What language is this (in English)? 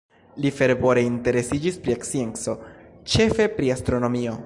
Esperanto